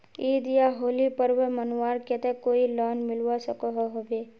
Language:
Magahi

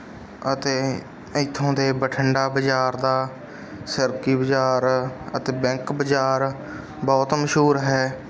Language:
Punjabi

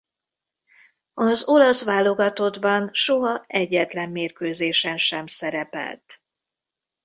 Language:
Hungarian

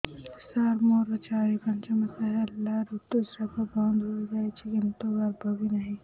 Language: Odia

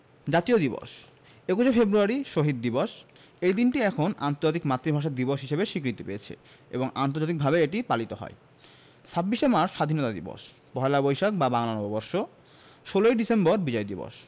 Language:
Bangla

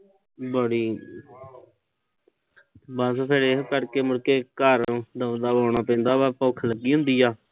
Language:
Punjabi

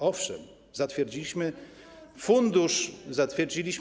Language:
Polish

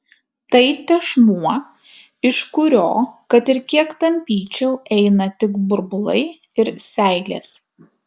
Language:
Lithuanian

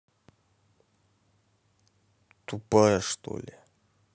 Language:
Russian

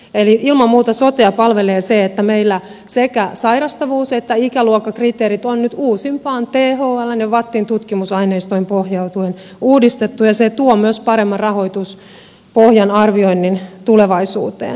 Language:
Finnish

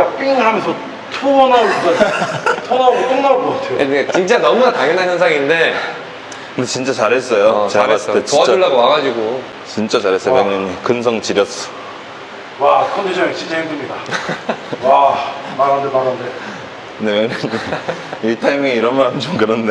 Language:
Korean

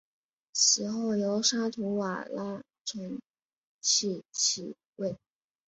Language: Chinese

